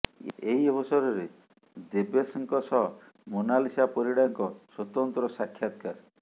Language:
Odia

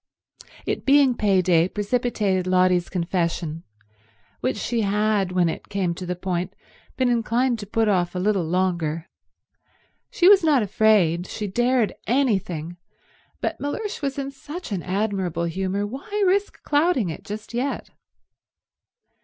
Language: English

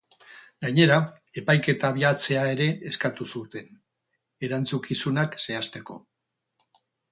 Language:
Basque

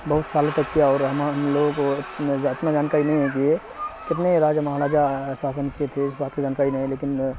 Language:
Urdu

